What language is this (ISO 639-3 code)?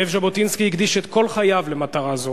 heb